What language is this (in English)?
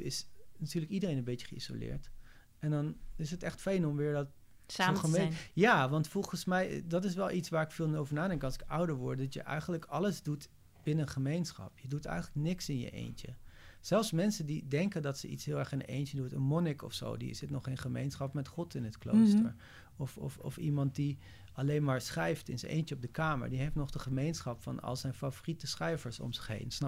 Dutch